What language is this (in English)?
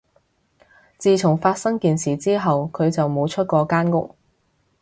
Cantonese